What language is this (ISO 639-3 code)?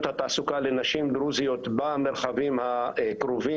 heb